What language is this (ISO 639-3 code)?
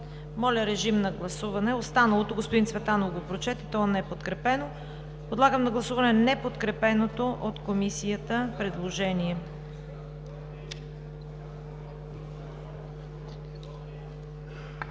bul